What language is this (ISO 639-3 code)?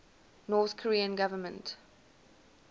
eng